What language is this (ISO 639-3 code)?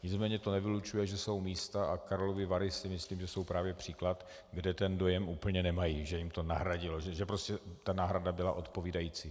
ces